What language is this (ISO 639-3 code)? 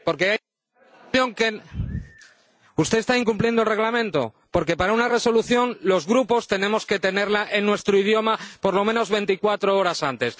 spa